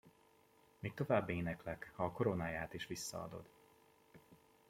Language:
Hungarian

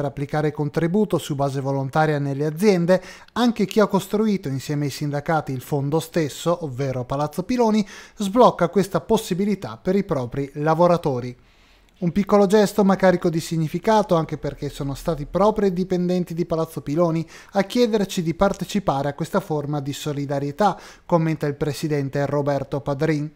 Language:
Italian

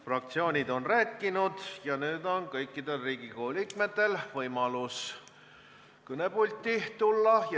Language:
Estonian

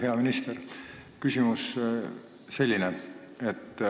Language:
Estonian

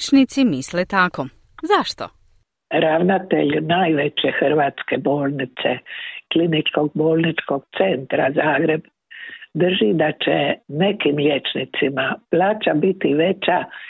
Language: Croatian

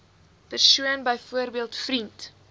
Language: Afrikaans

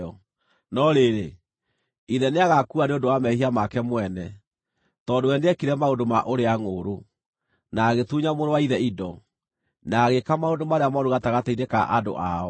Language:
Kikuyu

